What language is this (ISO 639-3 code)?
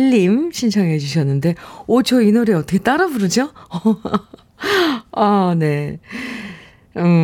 kor